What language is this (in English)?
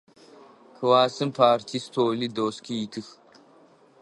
Adyghe